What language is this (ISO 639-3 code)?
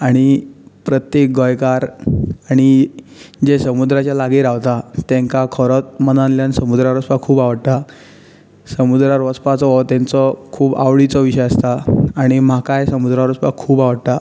kok